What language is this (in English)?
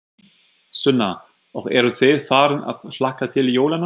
Icelandic